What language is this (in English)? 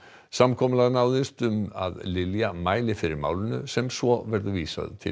Icelandic